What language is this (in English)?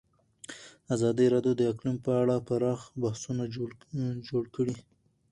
Pashto